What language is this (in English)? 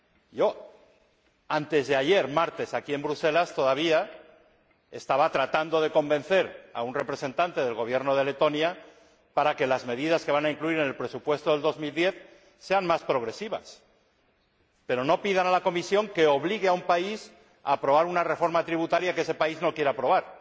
Spanish